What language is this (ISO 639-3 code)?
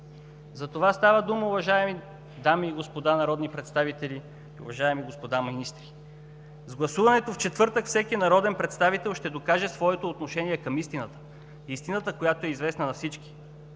bul